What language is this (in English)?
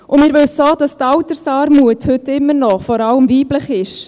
Swiss German